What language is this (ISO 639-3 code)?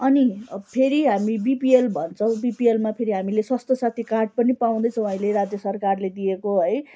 nep